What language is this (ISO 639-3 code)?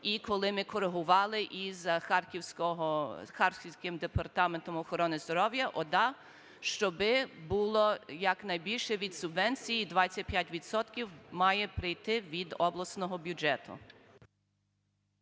ukr